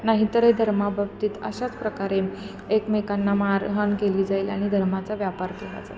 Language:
Marathi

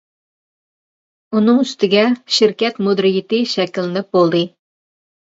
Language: Uyghur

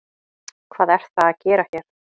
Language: Icelandic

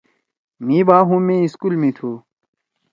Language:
Torwali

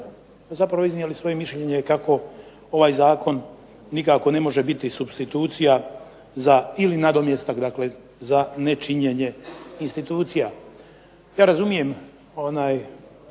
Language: Croatian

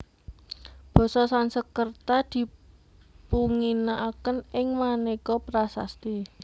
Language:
Javanese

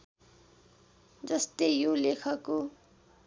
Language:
Nepali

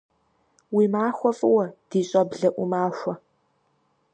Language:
Kabardian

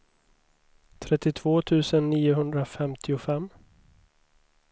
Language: Swedish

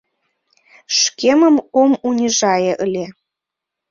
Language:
Mari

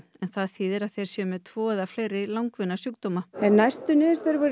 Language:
Icelandic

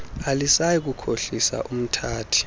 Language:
Xhosa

